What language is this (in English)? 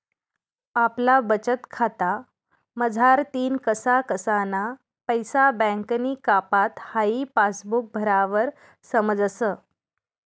Marathi